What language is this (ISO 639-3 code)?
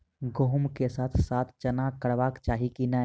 mai